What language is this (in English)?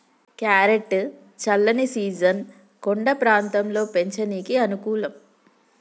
Telugu